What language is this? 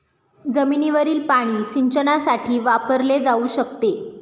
Marathi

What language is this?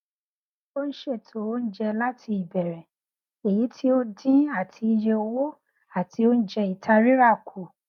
Yoruba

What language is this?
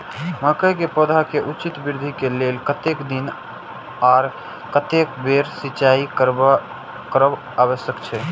Maithili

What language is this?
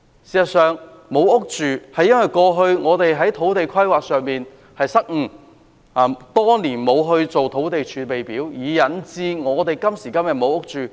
Cantonese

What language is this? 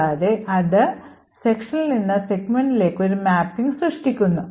Malayalam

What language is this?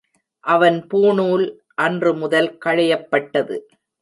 Tamil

